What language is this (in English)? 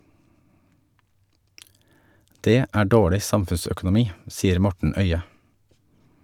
Norwegian